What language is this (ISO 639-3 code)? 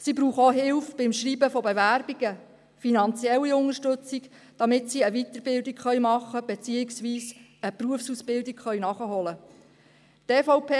gsw